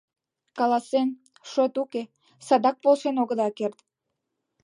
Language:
Mari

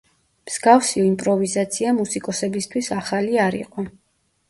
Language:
Georgian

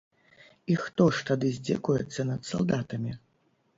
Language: Belarusian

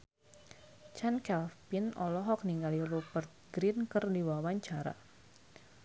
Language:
Sundanese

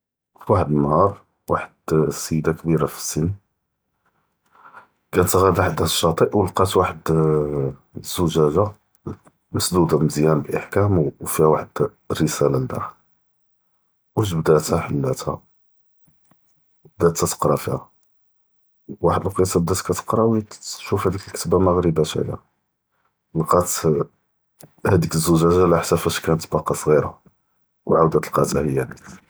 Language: Judeo-Arabic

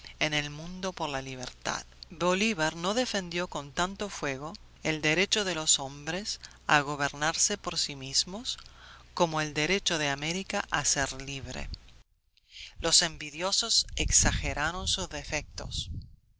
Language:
Spanish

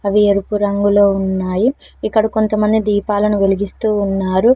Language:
Telugu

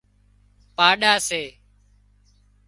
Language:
Wadiyara Koli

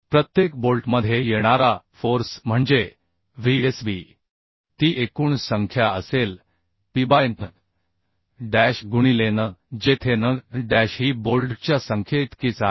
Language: Marathi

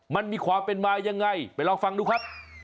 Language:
Thai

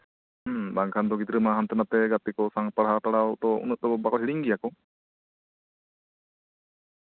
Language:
Santali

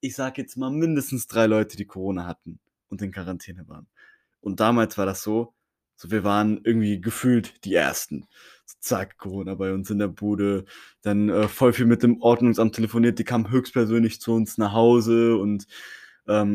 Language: German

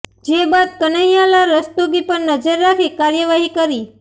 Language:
Gujarati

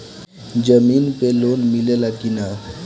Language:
Bhojpuri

